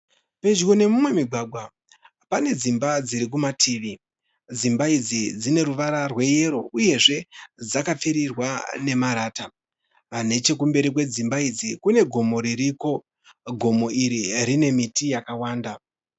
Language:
Shona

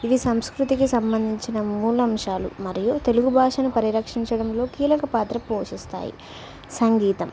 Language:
Telugu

